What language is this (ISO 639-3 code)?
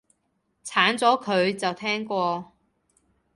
yue